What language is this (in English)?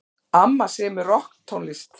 Icelandic